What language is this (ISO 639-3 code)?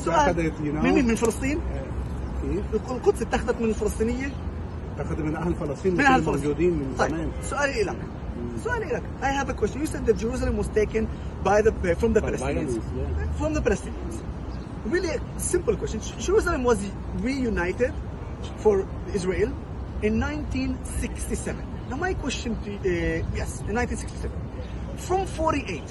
heb